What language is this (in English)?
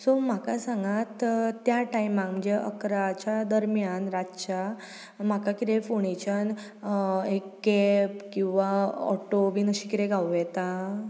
Konkani